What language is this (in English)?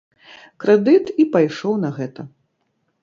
Belarusian